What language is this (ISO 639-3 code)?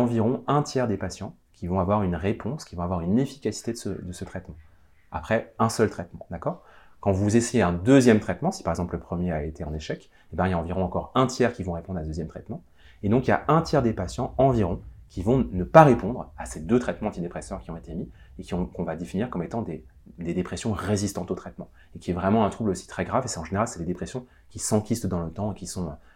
fra